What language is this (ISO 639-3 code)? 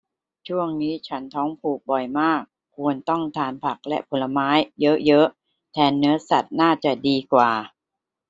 tha